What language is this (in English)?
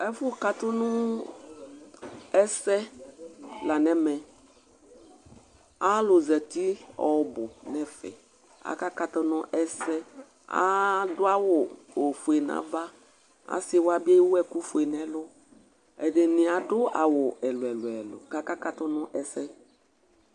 Ikposo